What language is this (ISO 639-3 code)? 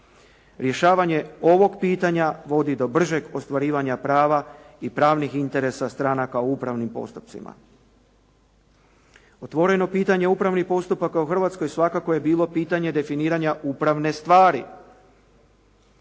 hrv